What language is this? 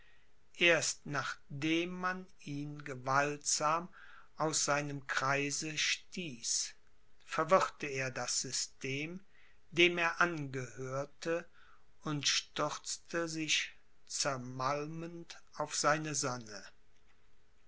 German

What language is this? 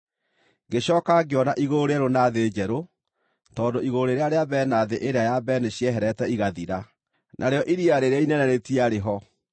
Kikuyu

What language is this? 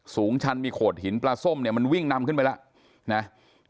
Thai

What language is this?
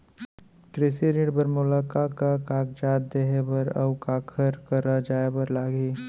Chhattisgarhi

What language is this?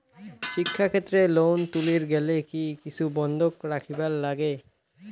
Bangla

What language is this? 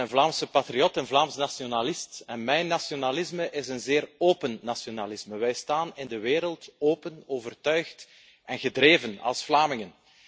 Dutch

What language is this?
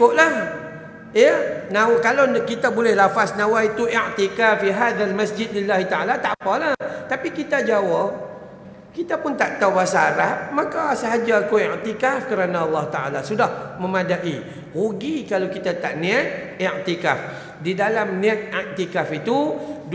Malay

